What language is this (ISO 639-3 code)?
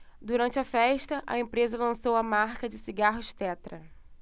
por